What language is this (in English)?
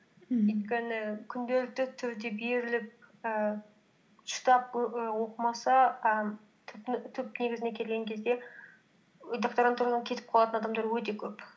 Kazakh